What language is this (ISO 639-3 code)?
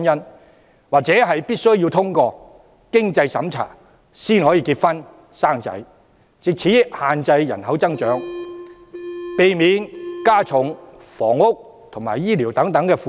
yue